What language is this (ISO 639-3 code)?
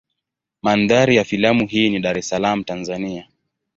swa